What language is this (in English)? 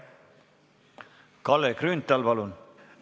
Estonian